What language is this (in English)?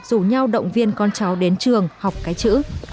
Vietnamese